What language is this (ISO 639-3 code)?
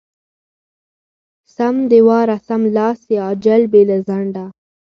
pus